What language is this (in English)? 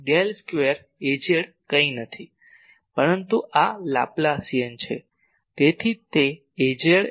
Gujarati